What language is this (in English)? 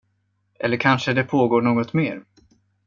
Swedish